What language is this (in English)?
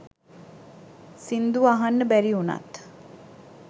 Sinhala